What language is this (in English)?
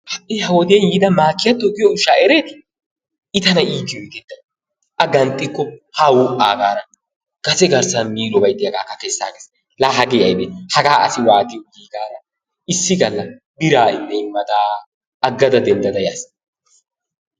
Wolaytta